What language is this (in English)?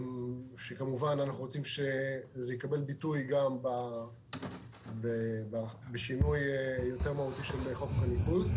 Hebrew